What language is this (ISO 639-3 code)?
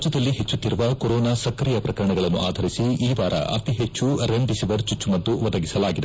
kan